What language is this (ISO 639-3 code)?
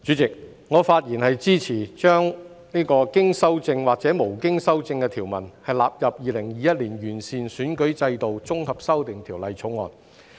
yue